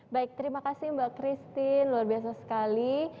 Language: Indonesian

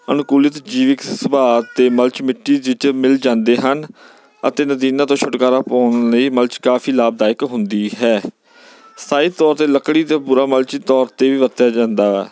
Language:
Punjabi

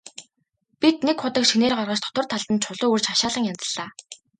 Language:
Mongolian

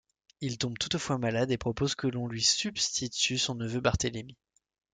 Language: French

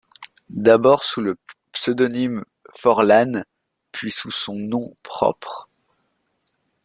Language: French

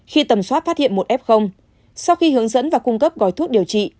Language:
Vietnamese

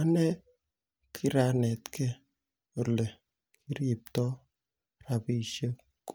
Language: Kalenjin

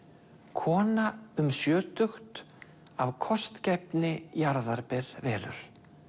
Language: Icelandic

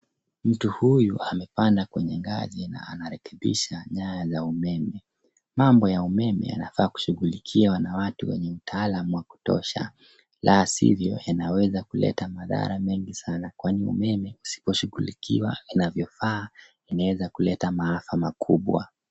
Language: Swahili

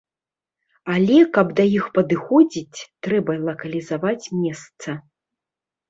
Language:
Belarusian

